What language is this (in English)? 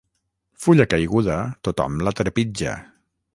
Catalan